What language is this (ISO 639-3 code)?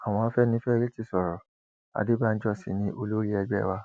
yor